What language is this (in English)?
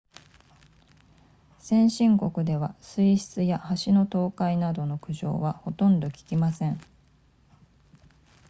Japanese